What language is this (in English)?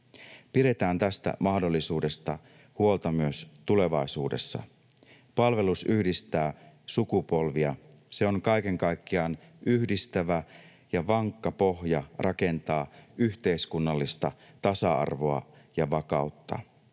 Finnish